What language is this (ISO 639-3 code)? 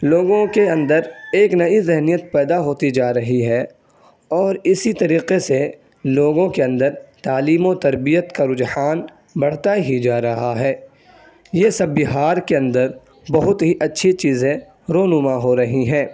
urd